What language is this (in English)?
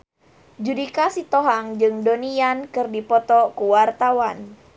Sundanese